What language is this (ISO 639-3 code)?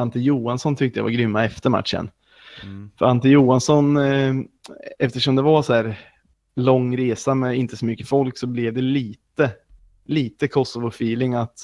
swe